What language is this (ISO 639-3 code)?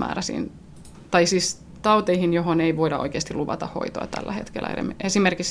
fin